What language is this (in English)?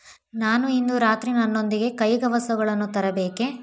Kannada